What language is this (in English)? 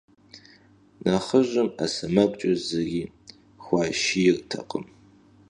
Kabardian